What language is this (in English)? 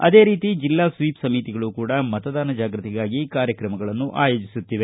Kannada